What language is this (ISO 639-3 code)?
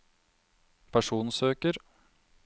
nor